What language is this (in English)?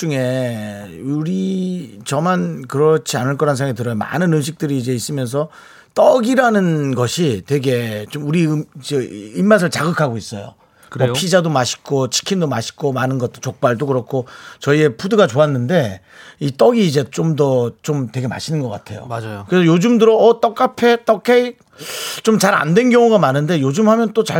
Korean